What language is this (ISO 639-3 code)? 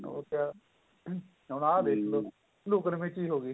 pan